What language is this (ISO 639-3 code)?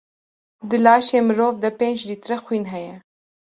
kur